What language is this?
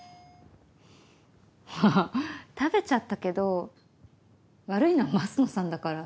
Japanese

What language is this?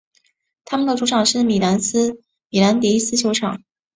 Chinese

